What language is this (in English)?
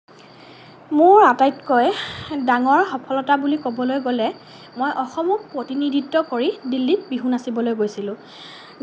Assamese